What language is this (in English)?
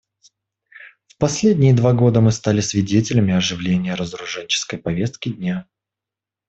Russian